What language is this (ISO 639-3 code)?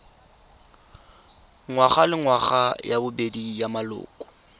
tsn